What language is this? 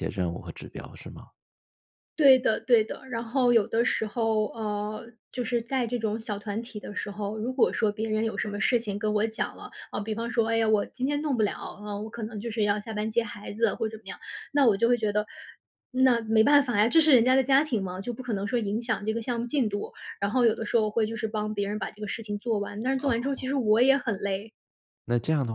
Chinese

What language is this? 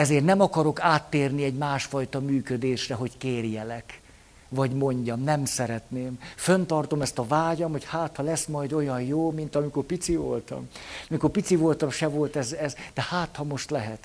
Hungarian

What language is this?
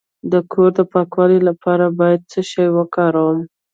Pashto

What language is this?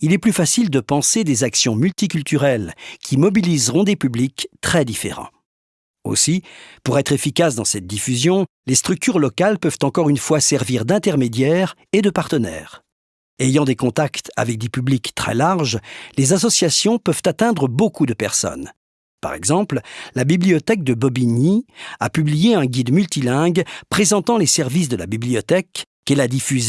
French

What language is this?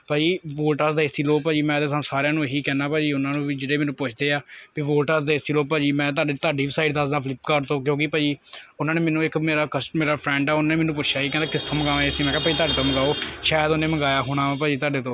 Punjabi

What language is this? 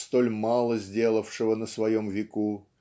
Russian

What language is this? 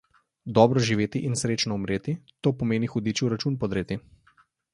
Slovenian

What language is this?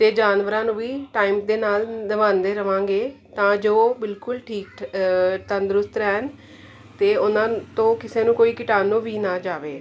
Punjabi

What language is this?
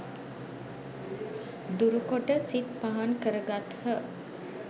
Sinhala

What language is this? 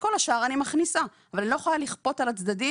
Hebrew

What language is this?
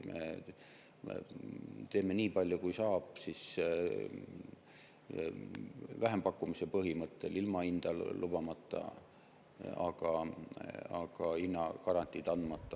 Estonian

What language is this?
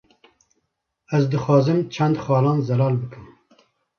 Kurdish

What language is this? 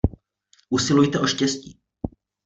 Czech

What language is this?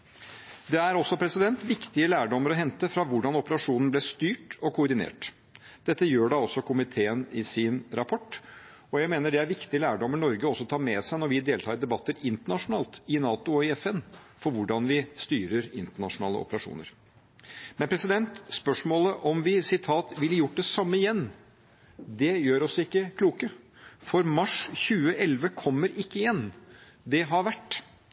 Norwegian Bokmål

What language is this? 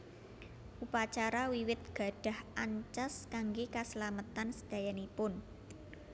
Javanese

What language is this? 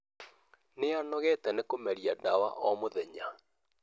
Kikuyu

